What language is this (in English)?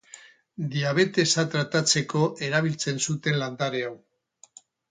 Basque